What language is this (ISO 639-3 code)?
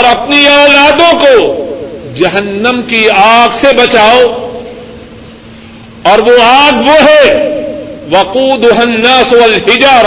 urd